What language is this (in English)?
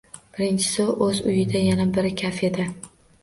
Uzbek